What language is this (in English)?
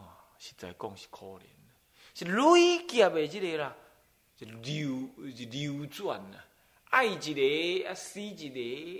Chinese